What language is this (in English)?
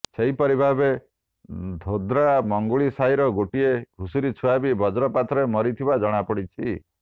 Odia